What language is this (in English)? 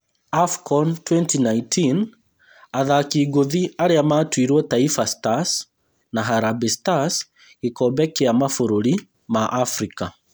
Kikuyu